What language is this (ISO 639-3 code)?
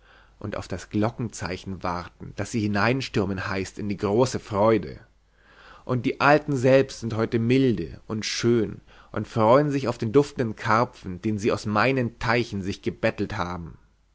deu